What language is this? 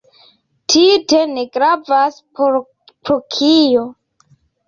Esperanto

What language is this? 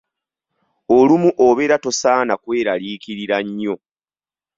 Ganda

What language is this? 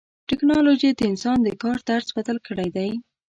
Pashto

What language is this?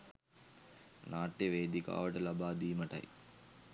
Sinhala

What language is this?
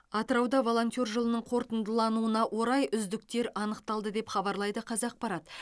Kazakh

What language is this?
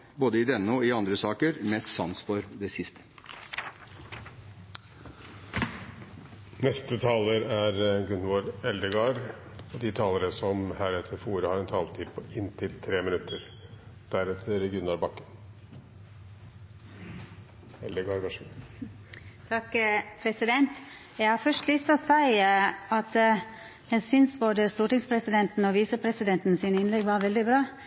Norwegian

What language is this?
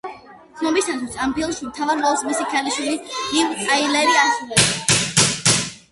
Georgian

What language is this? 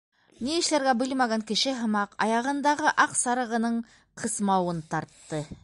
Bashkir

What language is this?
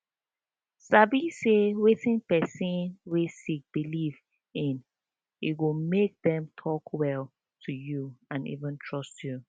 Nigerian Pidgin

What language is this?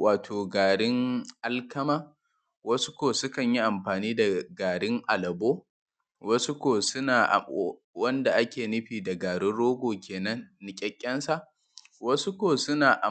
Hausa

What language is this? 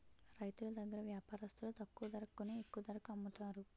Telugu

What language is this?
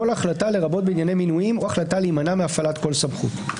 Hebrew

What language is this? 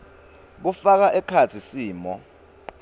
Swati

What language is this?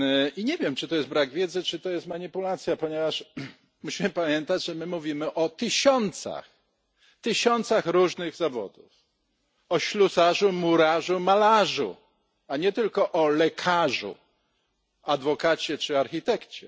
Polish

